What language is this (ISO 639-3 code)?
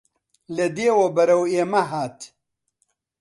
ckb